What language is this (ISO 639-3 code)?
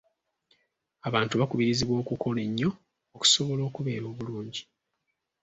lug